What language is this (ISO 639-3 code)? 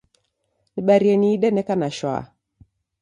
dav